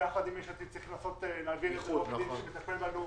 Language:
Hebrew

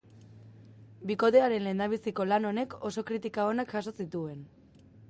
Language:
Basque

